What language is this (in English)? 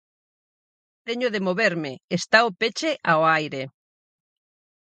Galician